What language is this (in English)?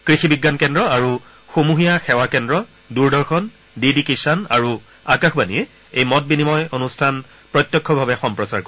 Assamese